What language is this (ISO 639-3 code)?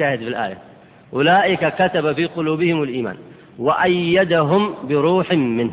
ara